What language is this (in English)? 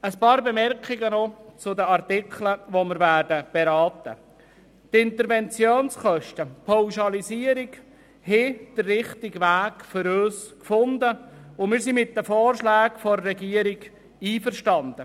Swiss German